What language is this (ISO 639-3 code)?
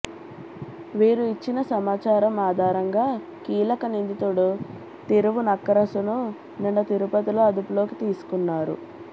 tel